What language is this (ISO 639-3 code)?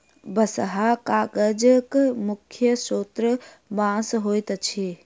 mai